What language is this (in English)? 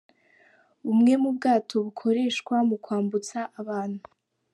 Kinyarwanda